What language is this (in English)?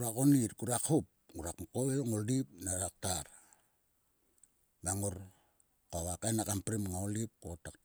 Sulka